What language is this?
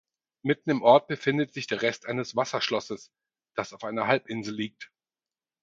German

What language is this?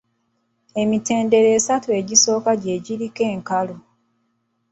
Ganda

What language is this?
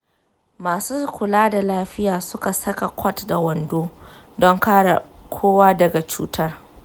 Hausa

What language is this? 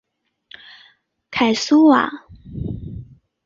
Chinese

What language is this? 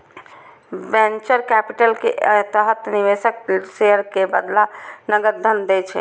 Maithili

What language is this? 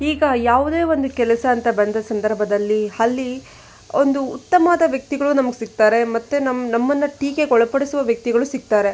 Kannada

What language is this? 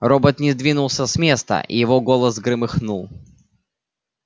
Russian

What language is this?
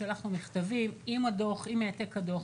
Hebrew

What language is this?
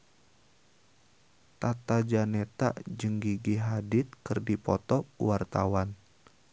Sundanese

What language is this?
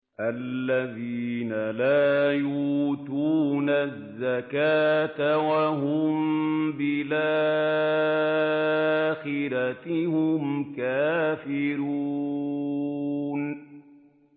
Arabic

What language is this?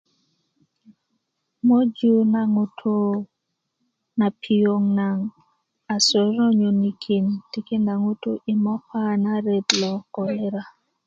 Kuku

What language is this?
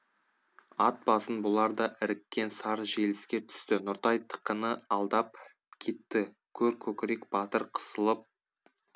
Kazakh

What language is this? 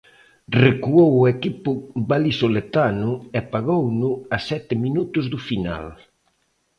Galician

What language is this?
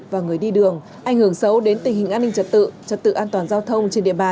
Vietnamese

